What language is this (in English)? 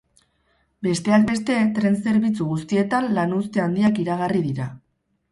Basque